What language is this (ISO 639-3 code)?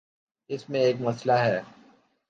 urd